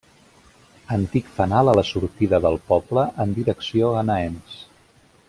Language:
Catalan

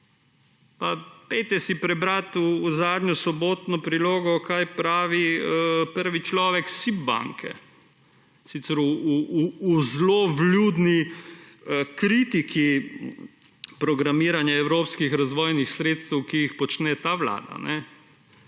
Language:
Slovenian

